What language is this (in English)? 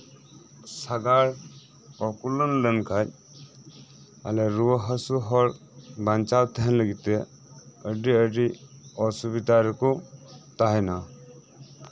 Santali